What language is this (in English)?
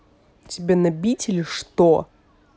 Russian